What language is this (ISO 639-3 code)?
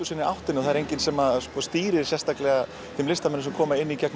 isl